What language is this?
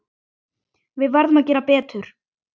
Icelandic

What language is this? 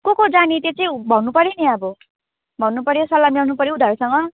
Nepali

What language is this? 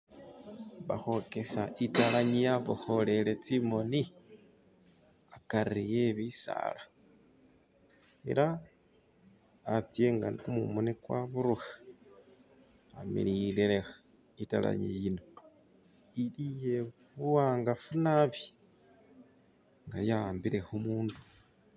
Masaaba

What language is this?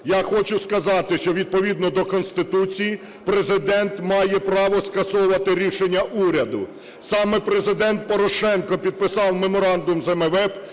Ukrainian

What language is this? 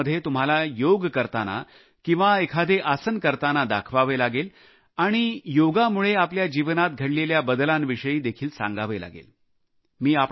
Marathi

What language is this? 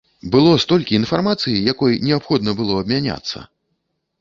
Belarusian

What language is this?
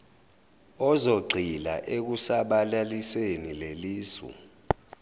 Zulu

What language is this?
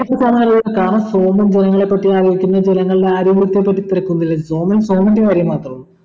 Malayalam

